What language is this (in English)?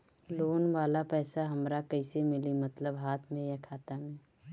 Bhojpuri